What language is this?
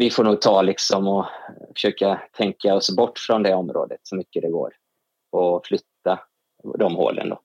Swedish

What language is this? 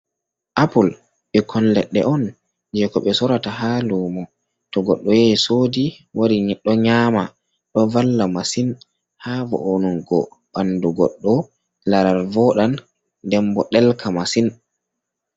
Fula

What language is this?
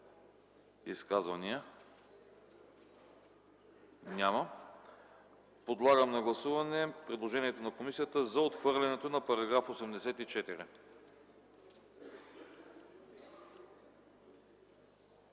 Bulgarian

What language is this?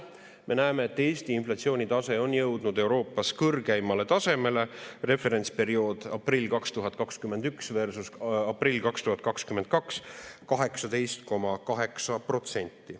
Estonian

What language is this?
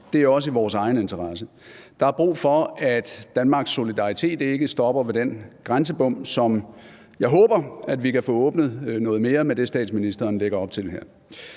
Danish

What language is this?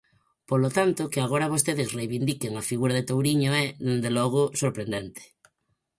Galician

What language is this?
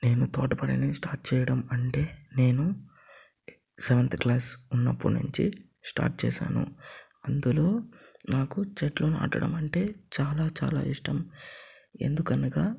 Telugu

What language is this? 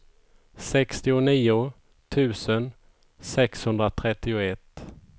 Swedish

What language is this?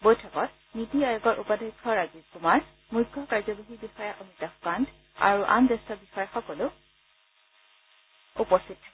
Assamese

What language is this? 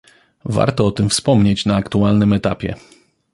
Polish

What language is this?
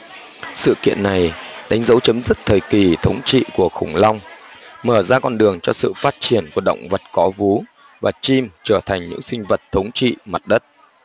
Vietnamese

